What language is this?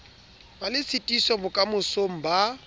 Southern Sotho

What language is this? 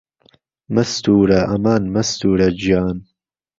Central Kurdish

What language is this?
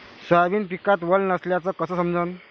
Marathi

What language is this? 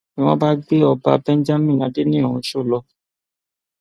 Yoruba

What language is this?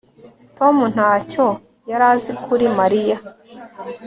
Kinyarwanda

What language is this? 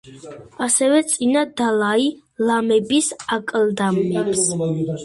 Georgian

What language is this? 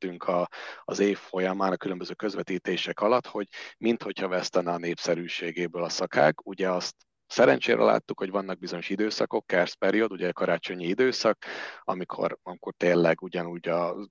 Hungarian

